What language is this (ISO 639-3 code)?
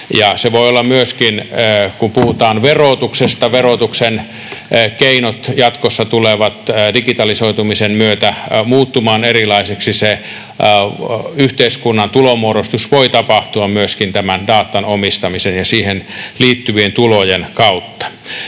fin